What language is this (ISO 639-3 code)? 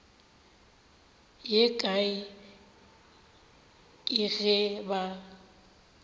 nso